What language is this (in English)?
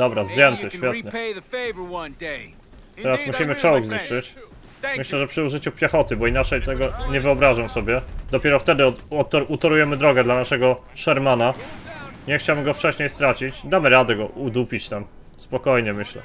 Polish